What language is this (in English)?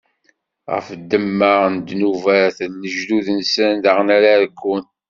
Kabyle